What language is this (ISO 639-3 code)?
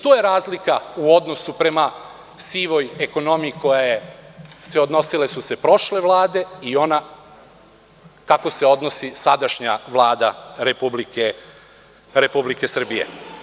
srp